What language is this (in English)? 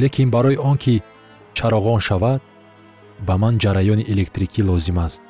Persian